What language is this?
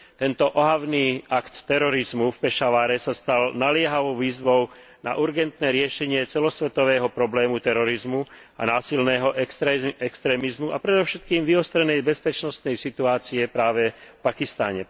Slovak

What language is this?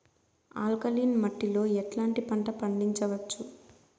Telugu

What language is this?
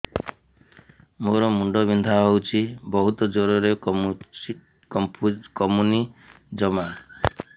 Odia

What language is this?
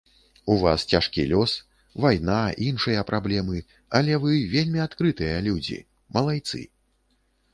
Belarusian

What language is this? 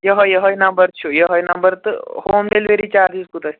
Kashmiri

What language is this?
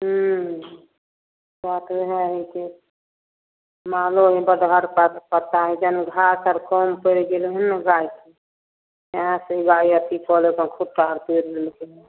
Maithili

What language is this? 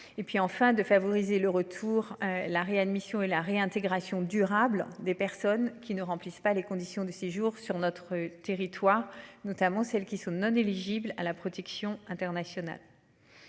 French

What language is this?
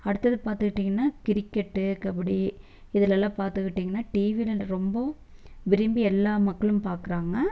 Tamil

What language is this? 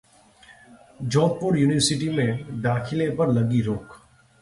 Hindi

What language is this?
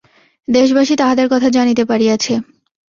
Bangla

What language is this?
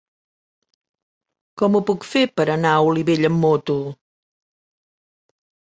Catalan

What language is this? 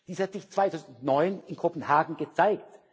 German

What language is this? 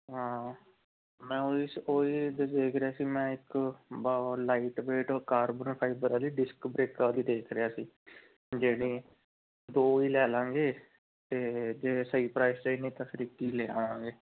Punjabi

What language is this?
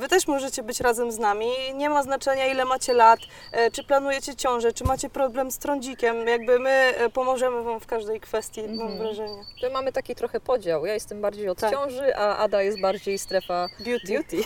Polish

